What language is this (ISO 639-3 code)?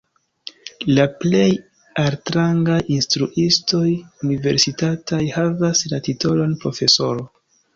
epo